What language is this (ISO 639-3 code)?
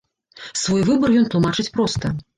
bel